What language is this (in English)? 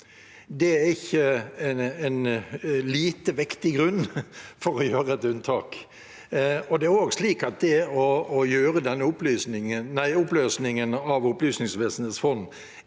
Norwegian